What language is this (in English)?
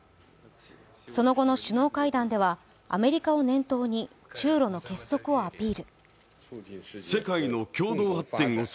Japanese